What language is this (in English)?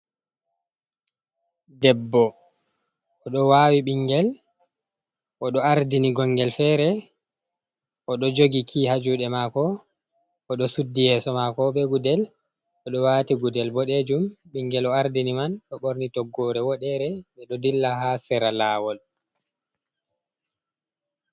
Fula